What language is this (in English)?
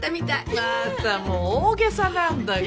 Japanese